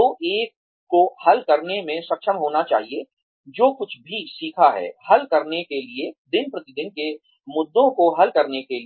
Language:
Hindi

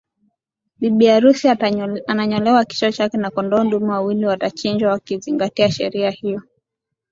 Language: Swahili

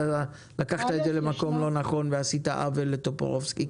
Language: Hebrew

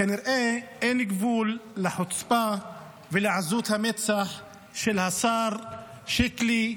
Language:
Hebrew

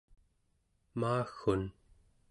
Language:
Central Yupik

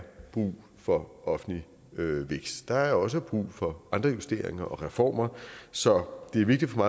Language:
Danish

